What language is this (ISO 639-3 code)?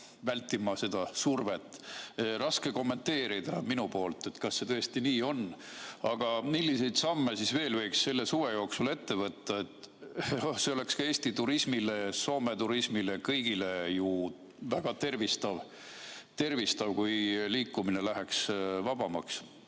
est